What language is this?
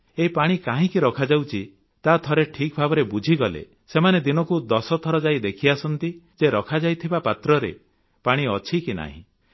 Odia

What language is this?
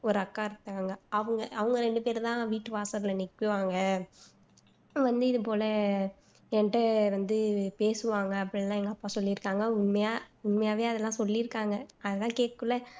Tamil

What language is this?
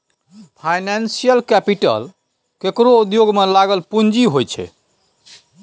Maithili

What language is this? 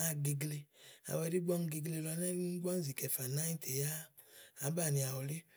Igo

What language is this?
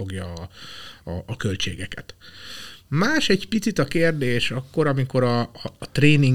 Hungarian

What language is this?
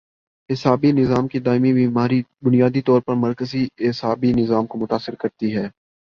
Urdu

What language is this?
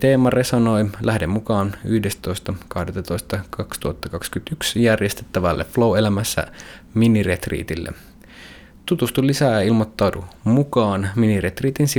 Finnish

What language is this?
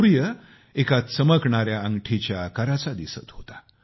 Marathi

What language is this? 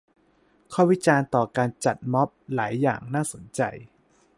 Thai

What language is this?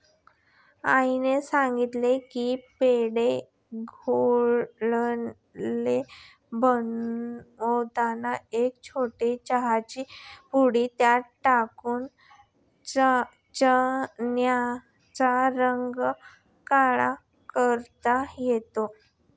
Marathi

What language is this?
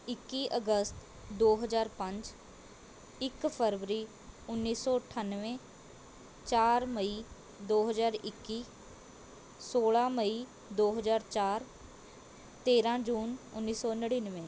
Punjabi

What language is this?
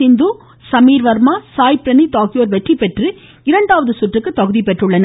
Tamil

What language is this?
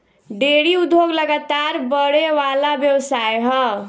Bhojpuri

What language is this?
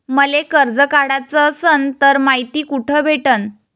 Marathi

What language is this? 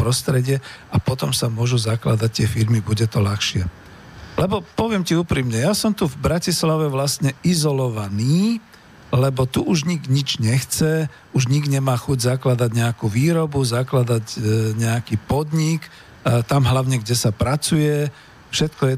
Slovak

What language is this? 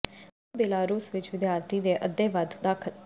Punjabi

